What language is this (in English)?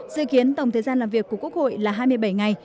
Vietnamese